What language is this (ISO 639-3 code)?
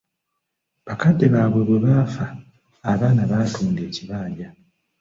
lug